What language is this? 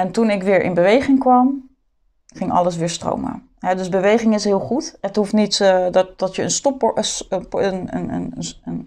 Dutch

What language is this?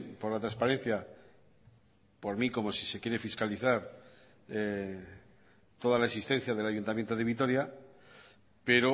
Spanish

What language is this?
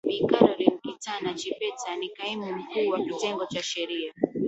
Swahili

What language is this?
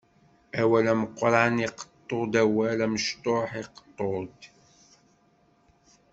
Kabyle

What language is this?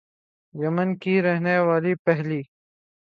Urdu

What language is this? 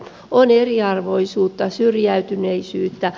Finnish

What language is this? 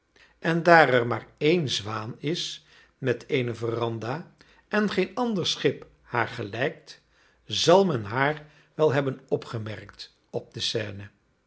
Dutch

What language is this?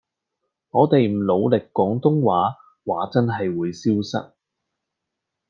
Cantonese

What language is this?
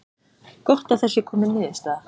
Icelandic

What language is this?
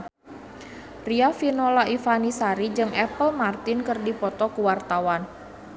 Sundanese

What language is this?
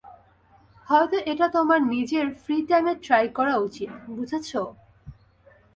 Bangla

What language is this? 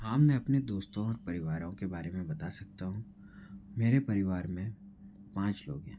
Hindi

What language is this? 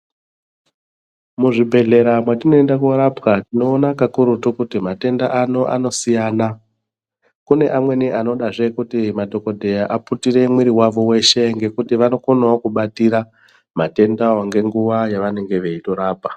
Ndau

